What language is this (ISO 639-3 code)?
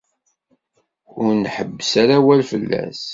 kab